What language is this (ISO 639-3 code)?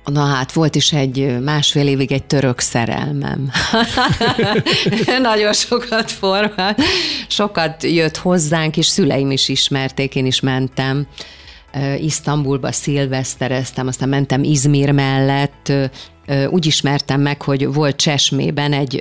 hun